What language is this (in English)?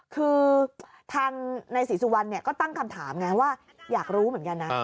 Thai